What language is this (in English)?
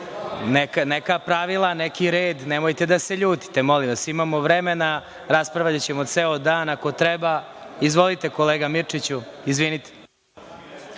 Serbian